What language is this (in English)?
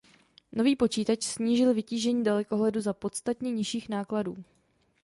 Czech